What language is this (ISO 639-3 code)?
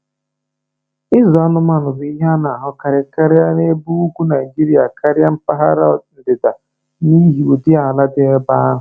ibo